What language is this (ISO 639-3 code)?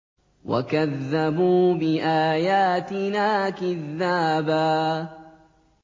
ara